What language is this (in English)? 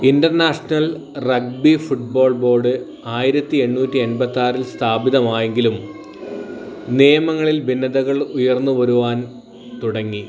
Malayalam